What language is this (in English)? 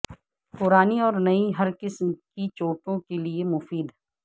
Urdu